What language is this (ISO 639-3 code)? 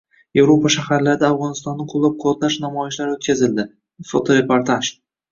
uzb